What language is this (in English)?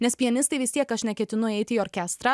Lithuanian